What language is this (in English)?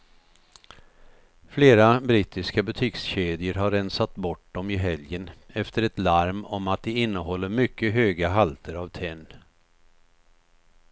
Swedish